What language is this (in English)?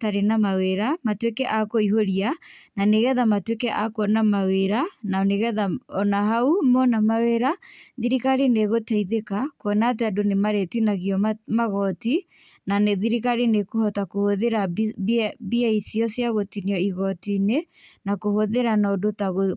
Kikuyu